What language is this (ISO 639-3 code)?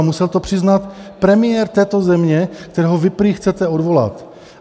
ces